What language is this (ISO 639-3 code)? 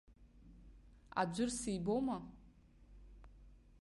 abk